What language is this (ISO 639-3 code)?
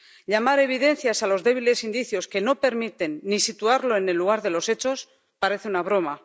spa